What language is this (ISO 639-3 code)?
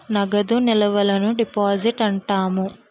tel